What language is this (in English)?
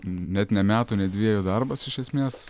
Lithuanian